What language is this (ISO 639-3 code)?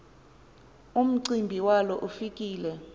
xho